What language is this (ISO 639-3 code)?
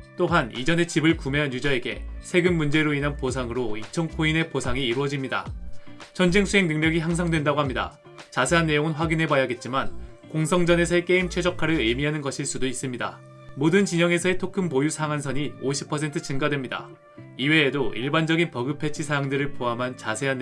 kor